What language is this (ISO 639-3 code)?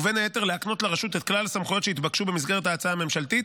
heb